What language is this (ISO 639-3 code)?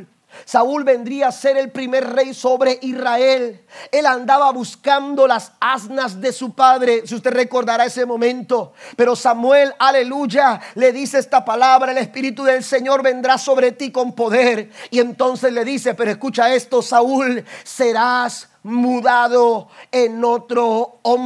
spa